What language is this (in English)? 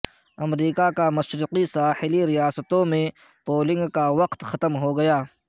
Urdu